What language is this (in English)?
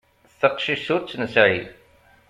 Kabyle